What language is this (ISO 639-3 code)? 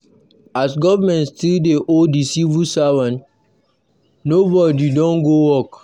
pcm